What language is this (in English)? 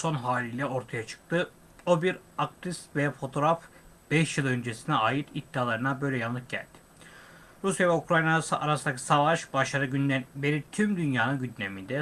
Turkish